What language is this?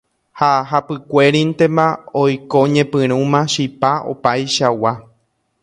Guarani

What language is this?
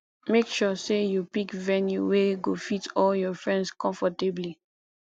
Nigerian Pidgin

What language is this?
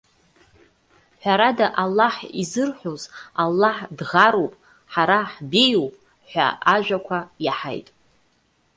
Abkhazian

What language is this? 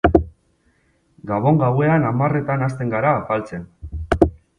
Basque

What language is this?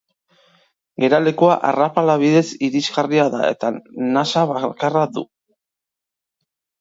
Basque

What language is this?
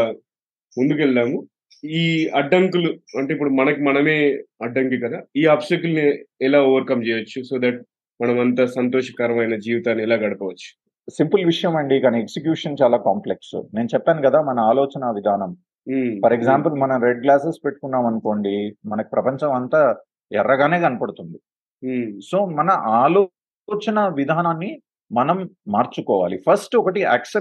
Telugu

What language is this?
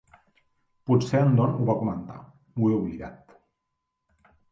Catalan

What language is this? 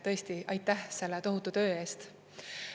Estonian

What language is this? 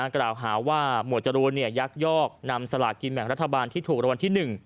Thai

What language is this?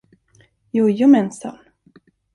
Swedish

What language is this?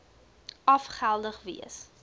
Afrikaans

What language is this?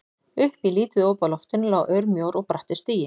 Icelandic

